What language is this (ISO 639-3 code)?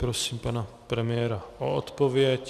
ces